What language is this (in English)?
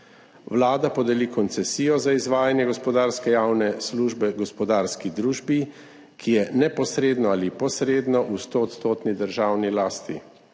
Slovenian